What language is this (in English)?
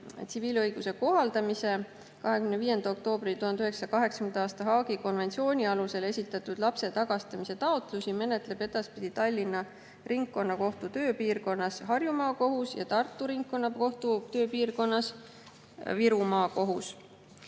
Estonian